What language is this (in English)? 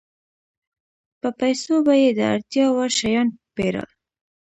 Pashto